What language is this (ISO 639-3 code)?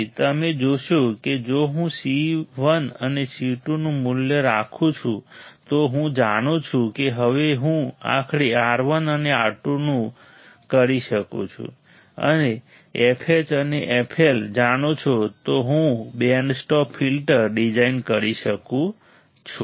guj